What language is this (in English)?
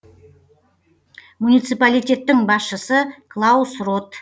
Kazakh